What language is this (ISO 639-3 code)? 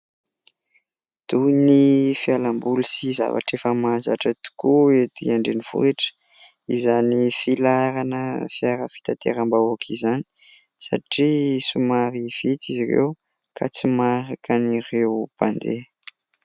mlg